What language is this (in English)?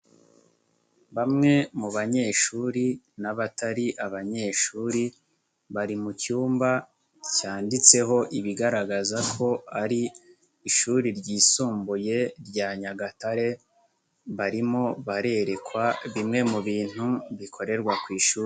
Kinyarwanda